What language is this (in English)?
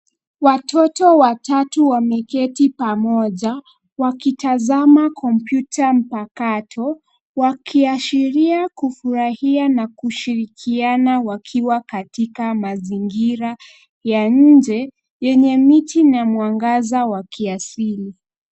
Swahili